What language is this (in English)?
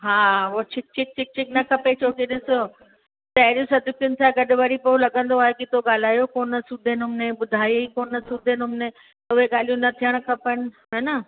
Sindhi